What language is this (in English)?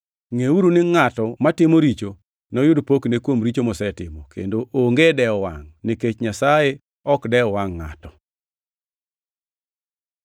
Luo (Kenya and Tanzania)